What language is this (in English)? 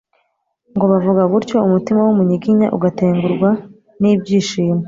Kinyarwanda